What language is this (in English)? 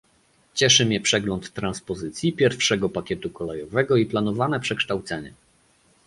Polish